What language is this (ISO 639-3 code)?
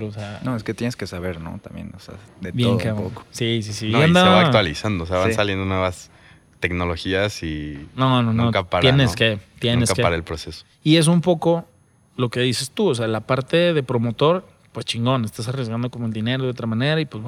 spa